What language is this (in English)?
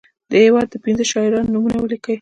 Pashto